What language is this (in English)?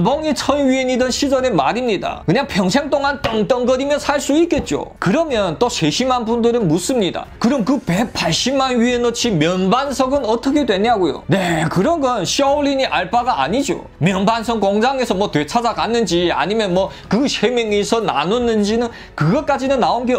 Korean